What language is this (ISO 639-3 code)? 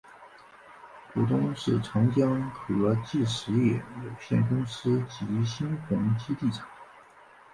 zho